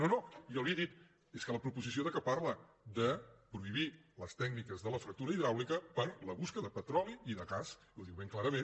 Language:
Catalan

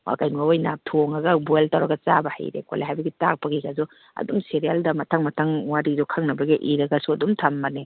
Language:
Manipuri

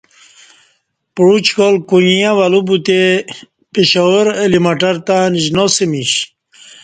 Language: Kati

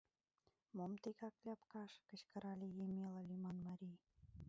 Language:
Mari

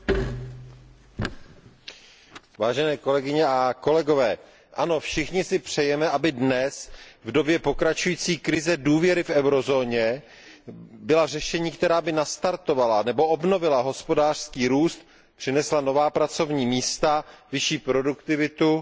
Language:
Czech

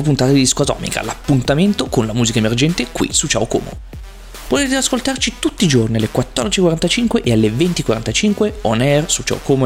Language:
Italian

